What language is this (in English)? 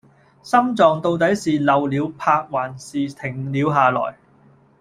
Cantonese